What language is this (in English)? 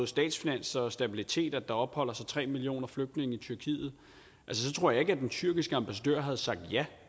Danish